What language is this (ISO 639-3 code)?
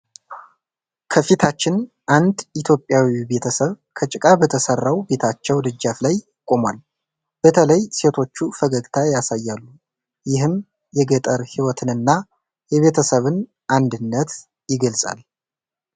amh